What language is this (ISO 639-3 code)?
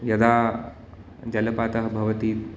san